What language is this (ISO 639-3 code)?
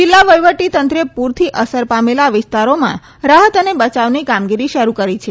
guj